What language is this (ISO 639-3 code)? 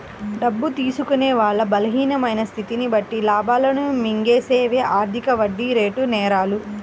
tel